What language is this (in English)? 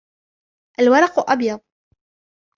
Arabic